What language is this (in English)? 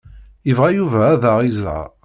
Kabyle